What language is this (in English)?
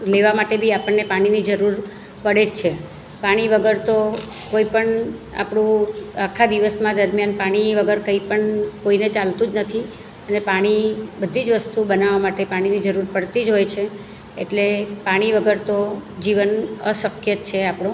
Gujarati